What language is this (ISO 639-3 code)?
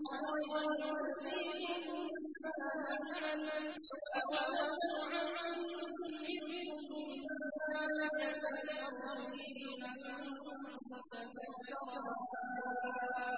ara